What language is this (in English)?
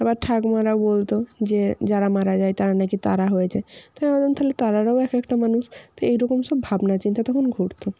Bangla